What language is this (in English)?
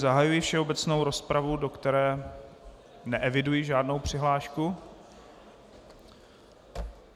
Czech